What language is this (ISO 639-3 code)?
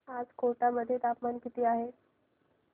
mar